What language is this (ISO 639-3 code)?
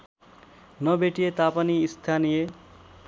nep